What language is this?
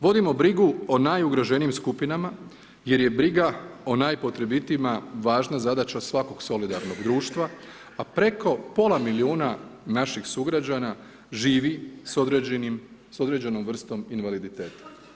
Croatian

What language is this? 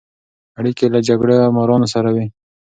Pashto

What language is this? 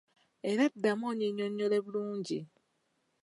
Ganda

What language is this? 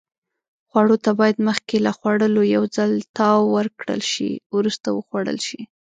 Pashto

